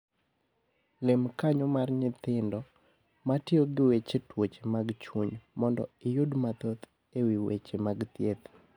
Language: Luo (Kenya and Tanzania)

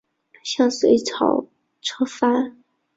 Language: Chinese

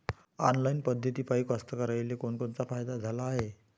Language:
Marathi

